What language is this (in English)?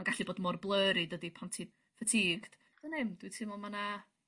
Welsh